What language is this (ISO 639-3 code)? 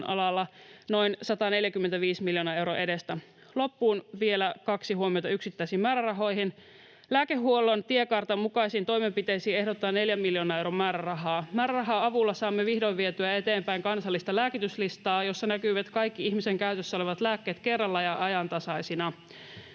fin